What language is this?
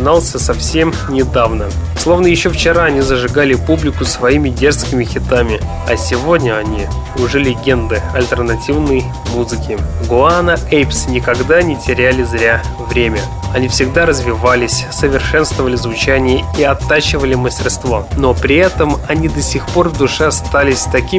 Russian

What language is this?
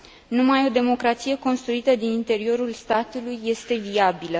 Romanian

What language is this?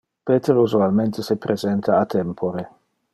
Interlingua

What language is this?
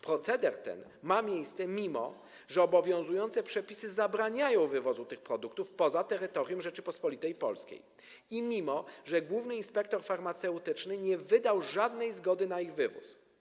Polish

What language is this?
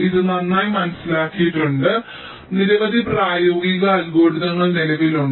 Malayalam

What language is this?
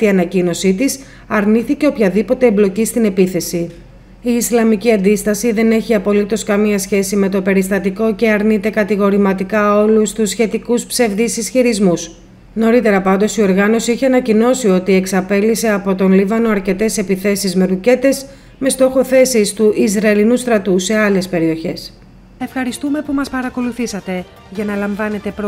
Greek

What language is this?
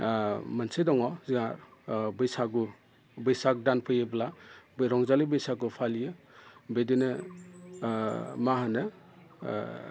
Bodo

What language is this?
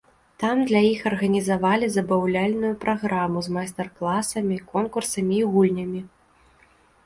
Belarusian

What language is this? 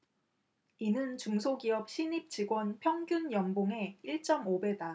Korean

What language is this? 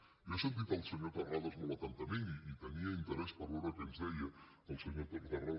Catalan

